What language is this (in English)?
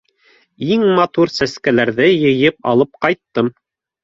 Bashkir